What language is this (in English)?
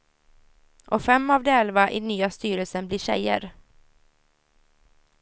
Swedish